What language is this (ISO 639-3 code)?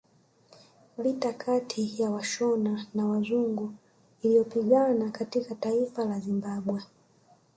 swa